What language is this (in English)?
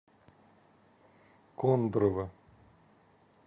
Russian